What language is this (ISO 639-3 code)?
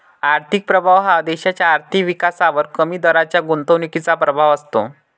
mar